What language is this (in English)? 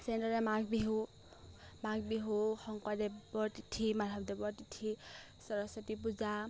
Assamese